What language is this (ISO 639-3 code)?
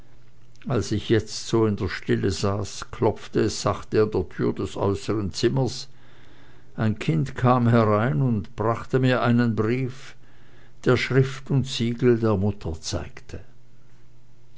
deu